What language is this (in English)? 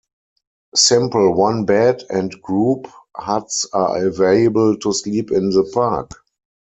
English